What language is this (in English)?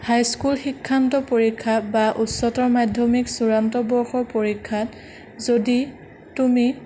Assamese